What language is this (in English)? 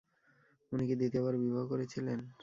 Bangla